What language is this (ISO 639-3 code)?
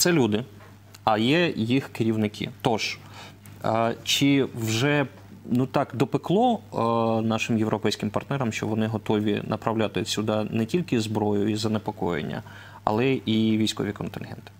ukr